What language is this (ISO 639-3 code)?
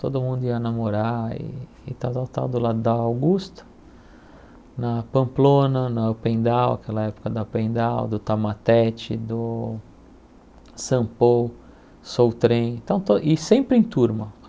por